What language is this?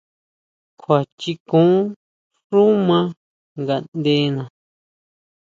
Huautla Mazatec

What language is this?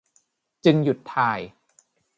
Thai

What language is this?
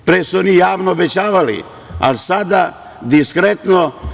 Serbian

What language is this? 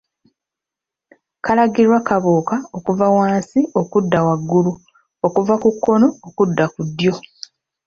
Ganda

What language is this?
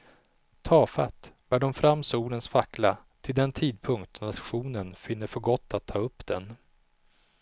Swedish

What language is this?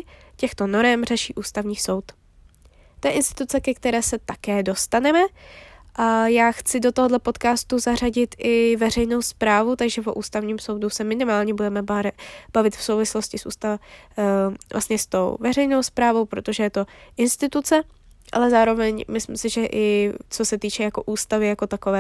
Czech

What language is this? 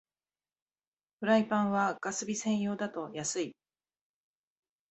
Japanese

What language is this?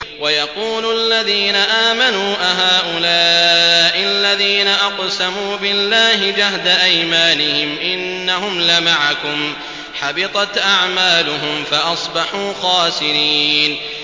Arabic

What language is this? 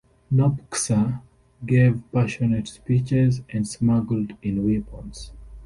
English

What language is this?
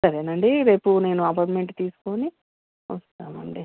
Telugu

